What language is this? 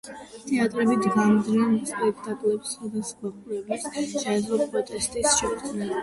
Georgian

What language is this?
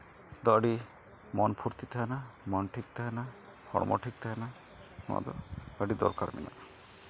Santali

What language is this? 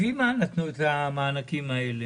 Hebrew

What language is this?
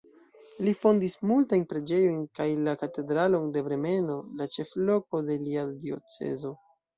Esperanto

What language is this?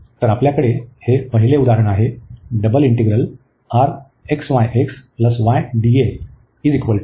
Marathi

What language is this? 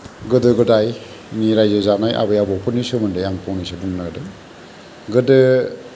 Bodo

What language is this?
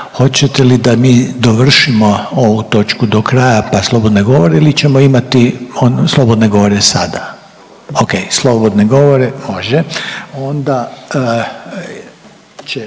Croatian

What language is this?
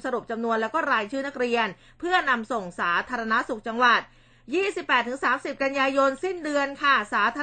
Thai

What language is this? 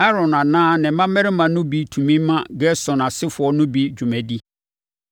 Akan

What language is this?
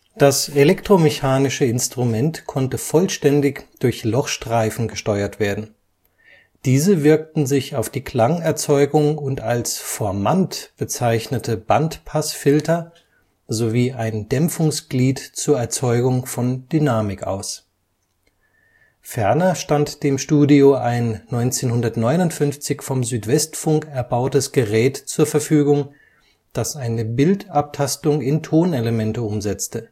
German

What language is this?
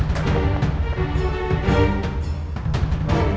Indonesian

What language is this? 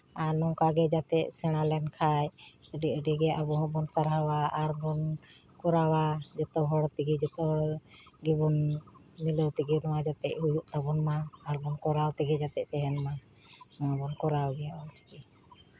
Santali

